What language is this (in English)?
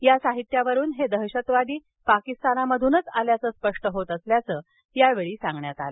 Marathi